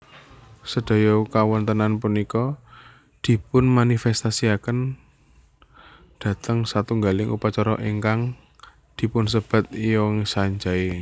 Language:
Javanese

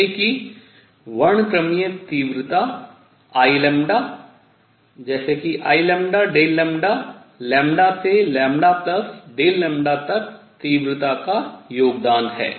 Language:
Hindi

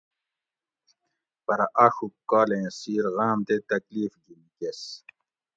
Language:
Gawri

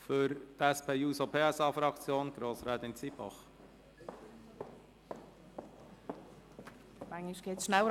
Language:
Swiss German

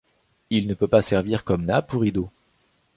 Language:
French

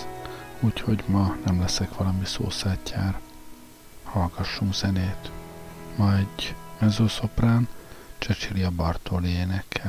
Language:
Hungarian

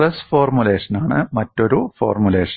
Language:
Malayalam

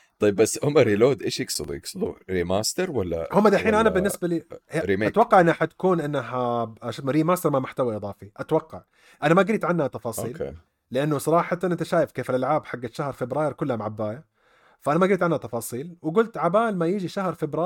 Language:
Arabic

